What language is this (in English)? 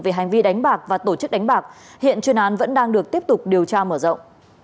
Vietnamese